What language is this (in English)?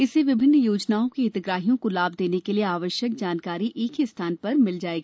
Hindi